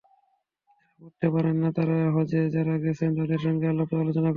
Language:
Bangla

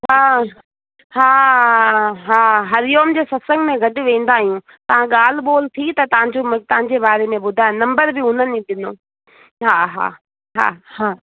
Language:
Sindhi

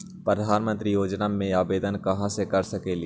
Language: Magahi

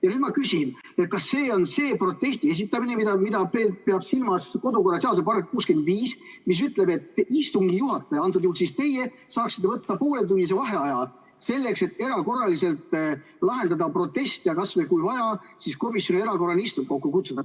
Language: Estonian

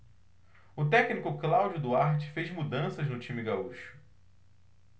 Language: Portuguese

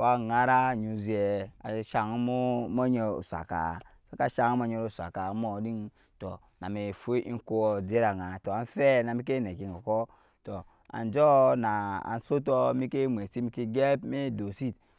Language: Nyankpa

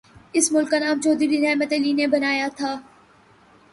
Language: Urdu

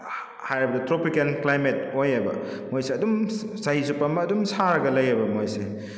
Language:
Manipuri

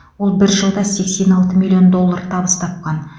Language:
Kazakh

